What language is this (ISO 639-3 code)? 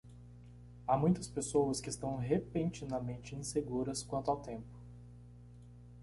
por